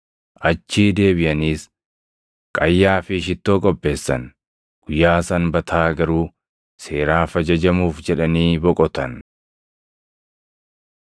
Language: Oromo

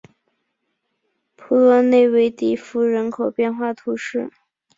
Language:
Chinese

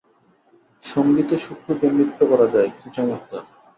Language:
Bangla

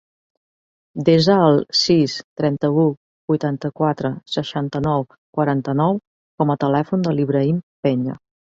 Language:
Catalan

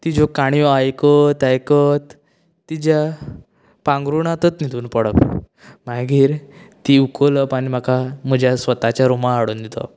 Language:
Konkani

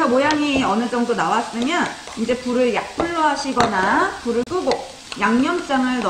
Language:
Korean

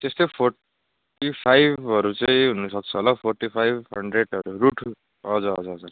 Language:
Nepali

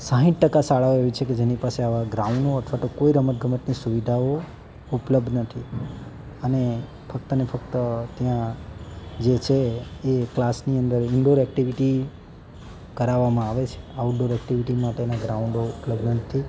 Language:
Gujarati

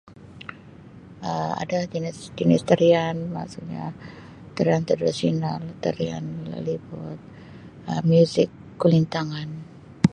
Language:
Sabah Malay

